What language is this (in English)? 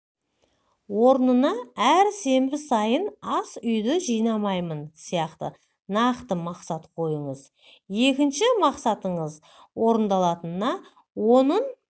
Kazakh